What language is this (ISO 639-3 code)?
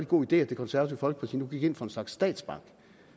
dan